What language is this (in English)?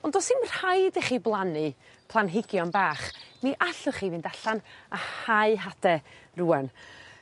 Welsh